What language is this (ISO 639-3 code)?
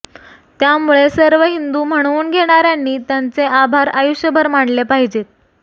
mar